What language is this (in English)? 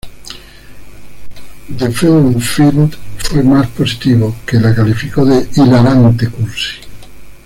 Spanish